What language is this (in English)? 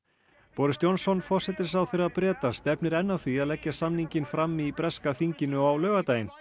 Icelandic